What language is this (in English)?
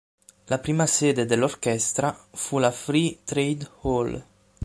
Italian